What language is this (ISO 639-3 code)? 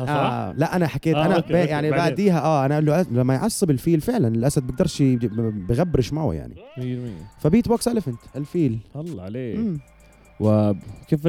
ara